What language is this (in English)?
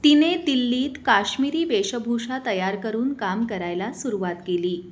Marathi